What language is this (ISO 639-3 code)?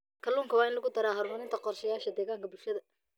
som